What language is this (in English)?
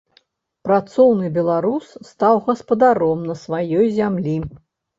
Belarusian